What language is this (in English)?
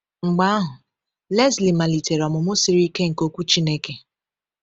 Igbo